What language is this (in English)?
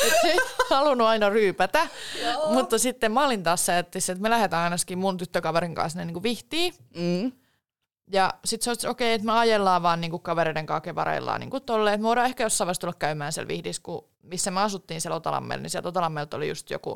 Finnish